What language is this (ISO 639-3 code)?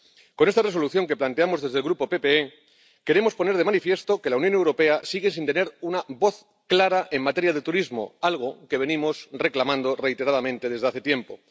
spa